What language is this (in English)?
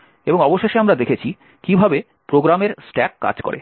Bangla